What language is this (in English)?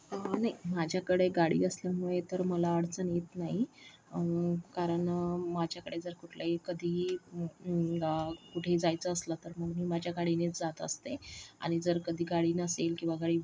Marathi